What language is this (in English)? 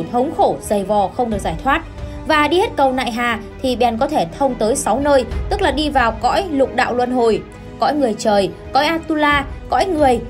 Vietnamese